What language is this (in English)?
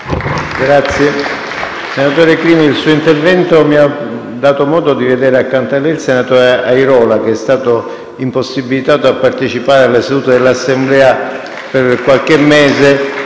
Italian